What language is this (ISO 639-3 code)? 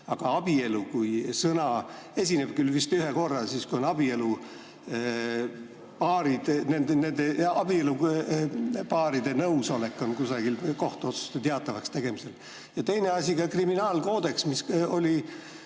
est